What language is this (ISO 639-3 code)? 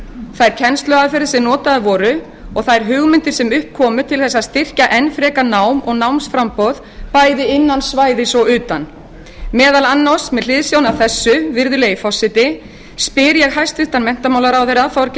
isl